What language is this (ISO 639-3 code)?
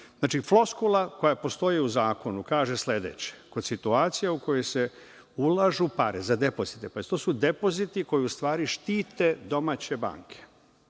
srp